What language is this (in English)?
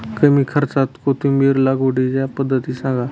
Marathi